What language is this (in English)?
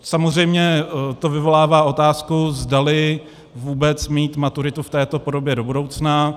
Czech